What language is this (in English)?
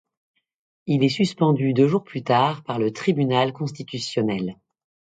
French